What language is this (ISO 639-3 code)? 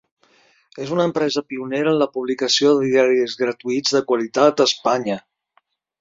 cat